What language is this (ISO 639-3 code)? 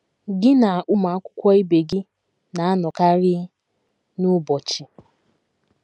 ibo